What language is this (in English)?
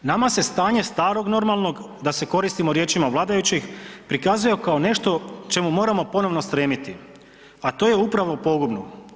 Croatian